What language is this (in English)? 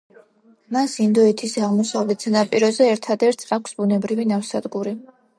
Georgian